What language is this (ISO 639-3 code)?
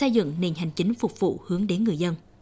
vie